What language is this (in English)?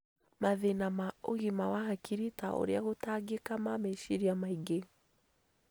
Kikuyu